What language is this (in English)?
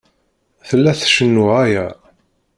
Kabyle